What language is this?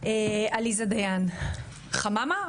Hebrew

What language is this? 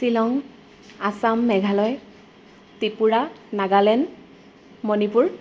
Assamese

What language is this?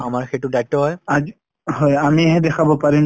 Assamese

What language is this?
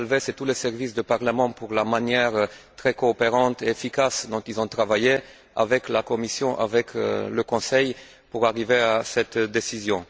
French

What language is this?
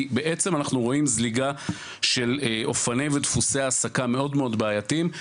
Hebrew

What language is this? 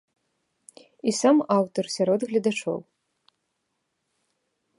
Belarusian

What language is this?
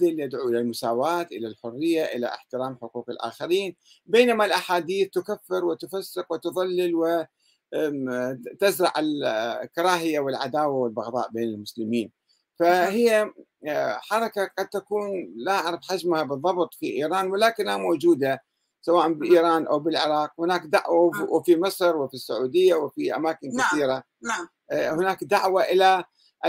Arabic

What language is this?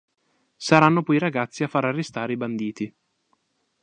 Italian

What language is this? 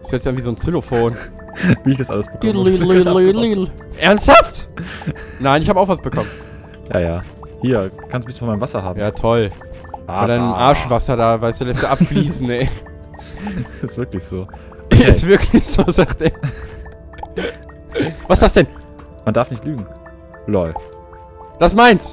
German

